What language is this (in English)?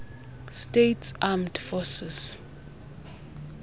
Xhosa